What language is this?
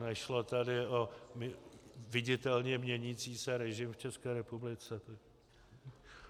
Czech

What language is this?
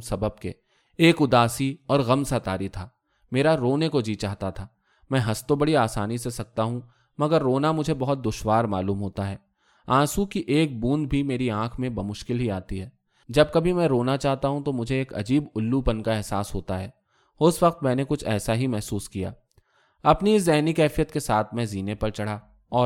Urdu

